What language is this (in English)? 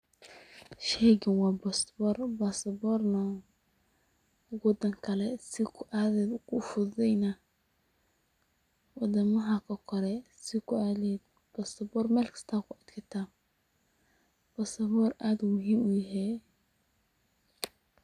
Somali